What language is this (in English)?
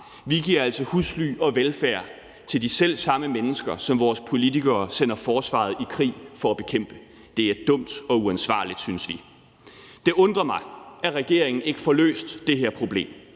Danish